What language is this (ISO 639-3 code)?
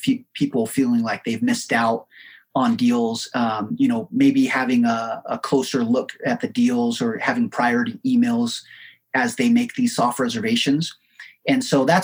eng